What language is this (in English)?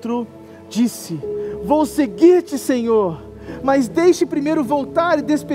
Portuguese